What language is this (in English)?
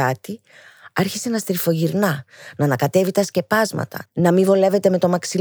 Greek